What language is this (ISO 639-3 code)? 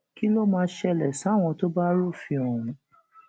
yor